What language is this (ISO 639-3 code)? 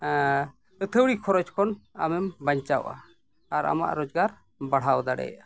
sat